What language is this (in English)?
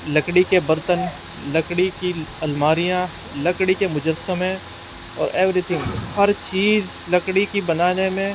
Urdu